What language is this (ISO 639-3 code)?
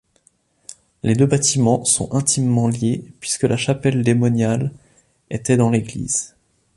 fra